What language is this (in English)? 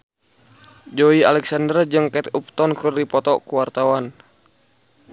Sundanese